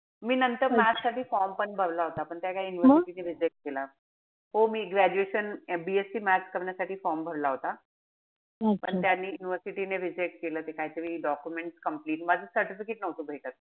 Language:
Marathi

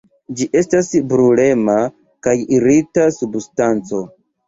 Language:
Esperanto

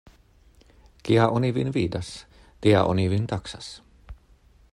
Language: Esperanto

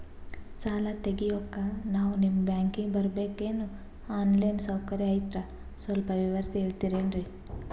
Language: Kannada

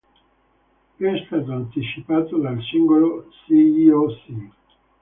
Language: Italian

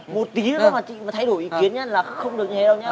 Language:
Vietnamese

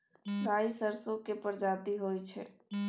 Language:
Maithili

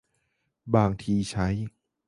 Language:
Thai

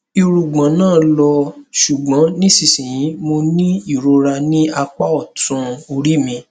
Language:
Yoruba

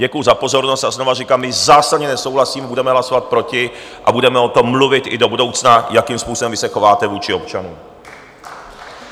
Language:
Czech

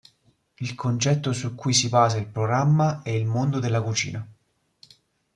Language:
Italian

